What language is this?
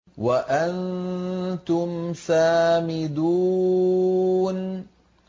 Arabic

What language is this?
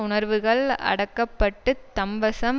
Tamil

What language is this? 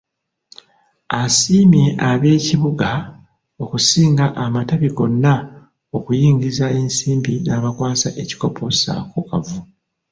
Ganda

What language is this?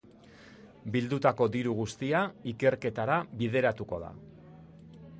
Basque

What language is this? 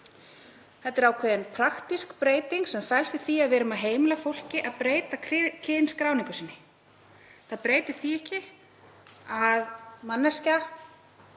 Icelandic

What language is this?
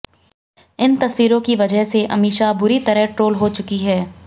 Hindi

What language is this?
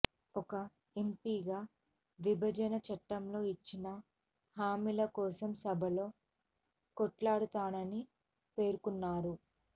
Telugu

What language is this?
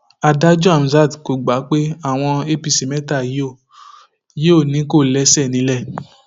Yoruba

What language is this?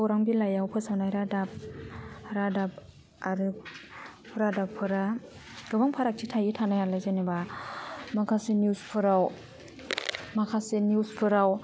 Bodo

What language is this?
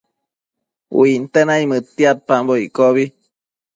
Matsés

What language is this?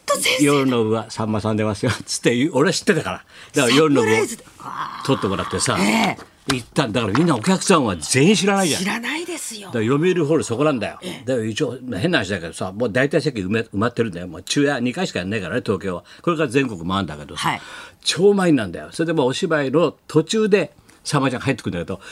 Japanese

